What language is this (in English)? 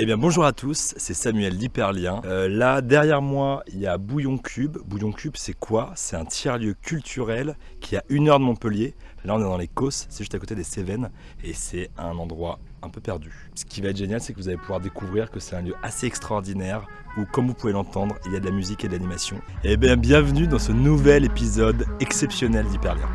French